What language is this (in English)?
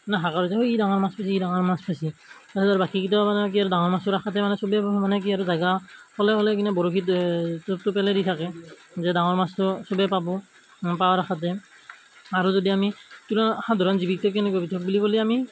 Assamese